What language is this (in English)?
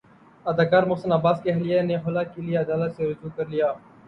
Urdu